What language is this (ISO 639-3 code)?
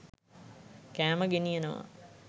sin